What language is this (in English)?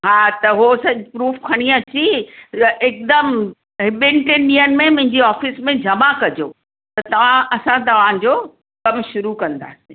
Sindhi